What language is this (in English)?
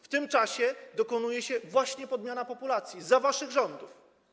Polish